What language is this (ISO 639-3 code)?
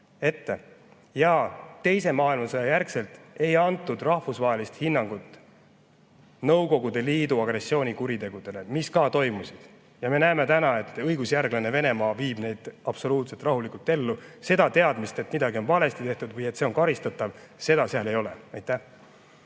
est